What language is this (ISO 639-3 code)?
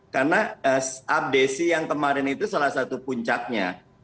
ind